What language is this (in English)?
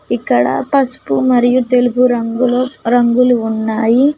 Telugu